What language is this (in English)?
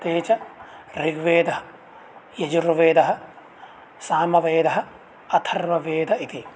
Sanskrit